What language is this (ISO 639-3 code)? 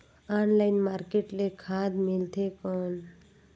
hne